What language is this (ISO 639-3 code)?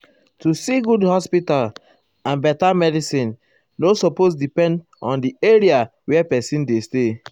pcm